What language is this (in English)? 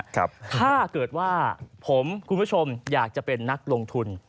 Thai